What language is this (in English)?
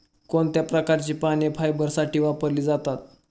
Marathi